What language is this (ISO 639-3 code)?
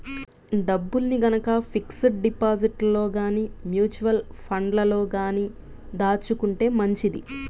tel